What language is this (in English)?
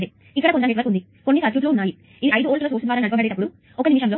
Telugu